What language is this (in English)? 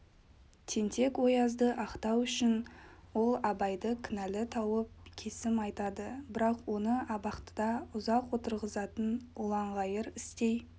Kazakh